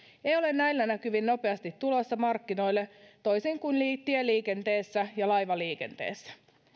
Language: Finnish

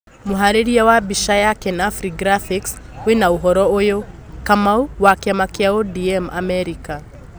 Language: Kikuyu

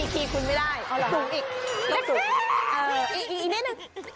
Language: Thai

